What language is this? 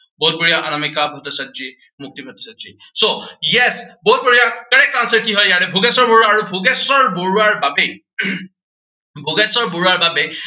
Assamese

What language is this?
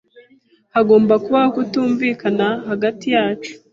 Kinyarwanda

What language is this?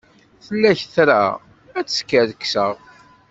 Kabyle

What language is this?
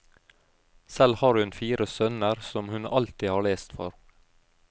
Norwegian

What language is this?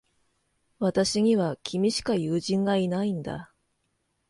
Japanese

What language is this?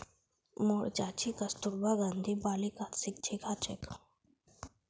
Magahi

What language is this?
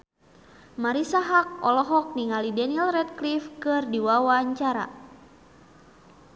Sundanese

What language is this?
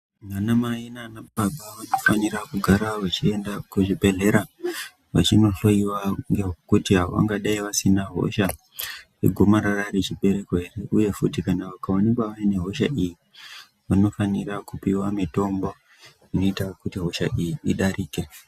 Ndau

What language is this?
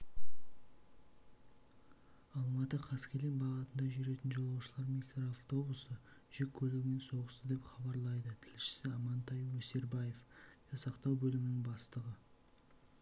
Kazakh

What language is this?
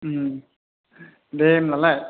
Bodo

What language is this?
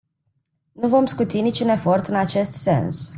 Romanian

